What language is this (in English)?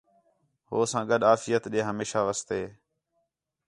Khetrani